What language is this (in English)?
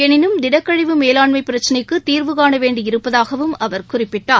Tamil